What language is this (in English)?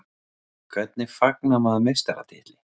Icelandic